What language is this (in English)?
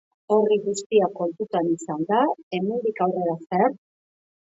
Basque